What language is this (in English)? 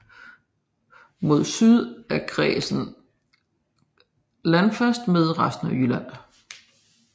Danish